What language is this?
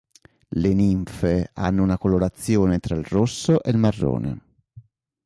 Italian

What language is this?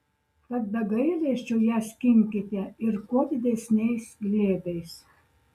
Lithuanian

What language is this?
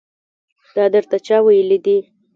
Pashto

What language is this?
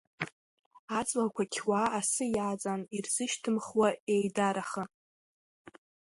Abkhazian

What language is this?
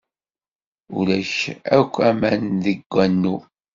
Kabyle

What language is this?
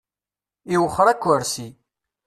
Kabyle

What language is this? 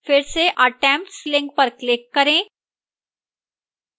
Hindi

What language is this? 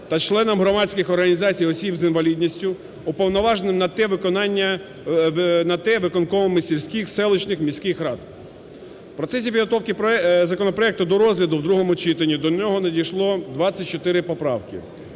Ukrainian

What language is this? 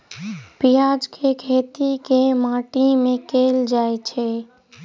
Maithili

